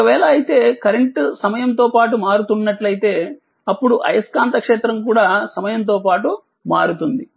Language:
Telugu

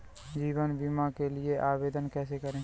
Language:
Hindi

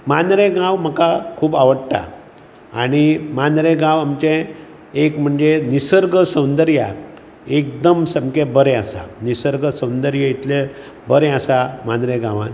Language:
Konkani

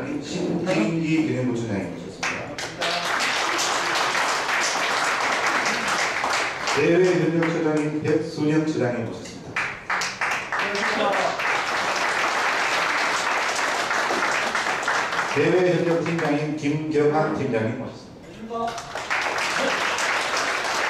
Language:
Korean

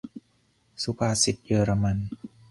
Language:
Thai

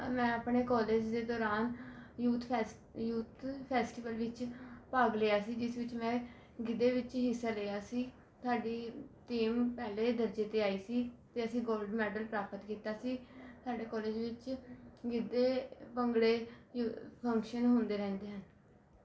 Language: Punjabi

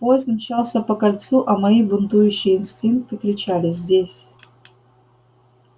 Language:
Russian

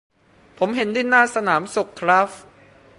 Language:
Thai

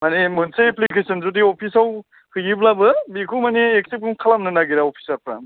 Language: Bodo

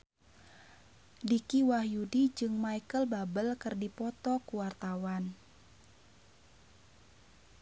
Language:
Sundanese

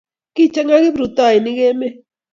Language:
Kalenjin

